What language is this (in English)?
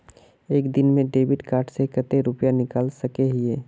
Magahi